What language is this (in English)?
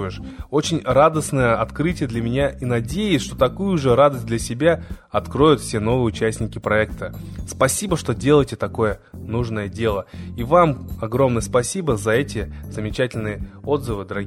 Russian